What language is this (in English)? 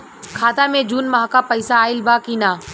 Bhojpuri